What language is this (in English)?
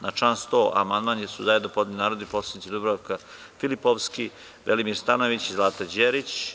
Serbian